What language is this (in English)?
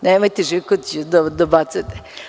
Serbian